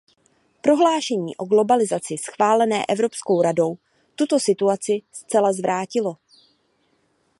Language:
Czech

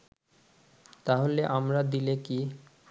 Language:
Bangla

